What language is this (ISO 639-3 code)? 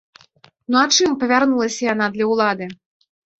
bel